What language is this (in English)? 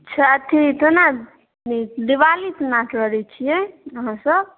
Maithili